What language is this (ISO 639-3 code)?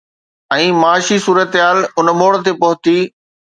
snd